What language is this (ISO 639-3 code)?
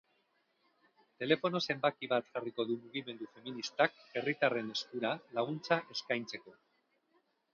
eus